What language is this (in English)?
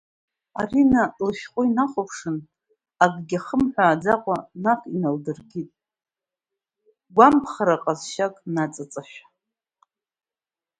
Abkhazian